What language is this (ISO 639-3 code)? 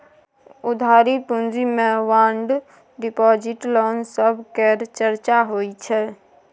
mai